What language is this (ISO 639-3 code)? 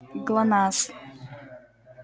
rus